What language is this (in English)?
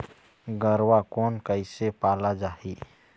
Chhattisgarhi